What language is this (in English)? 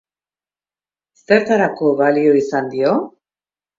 Basque